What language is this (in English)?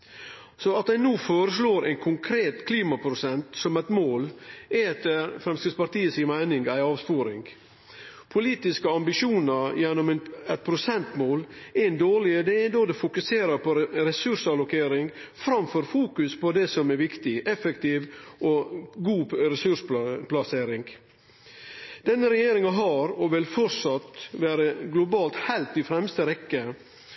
Norwegian Nynorsk